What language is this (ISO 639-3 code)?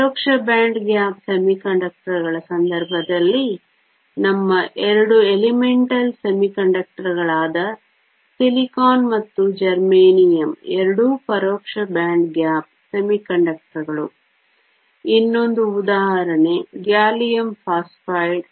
kan